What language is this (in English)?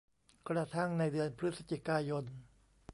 Thai